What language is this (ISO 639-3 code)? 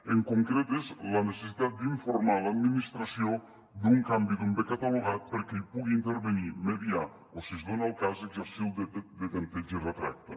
cat